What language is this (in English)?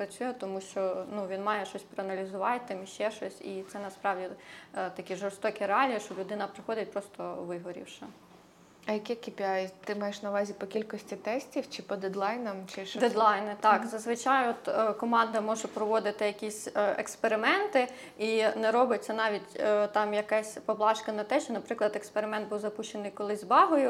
Ukrainian